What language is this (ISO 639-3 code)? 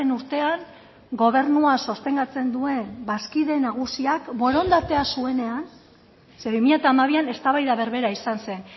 eus